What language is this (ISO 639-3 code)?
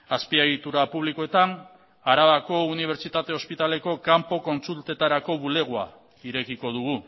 eus